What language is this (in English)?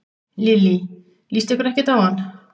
Icelandic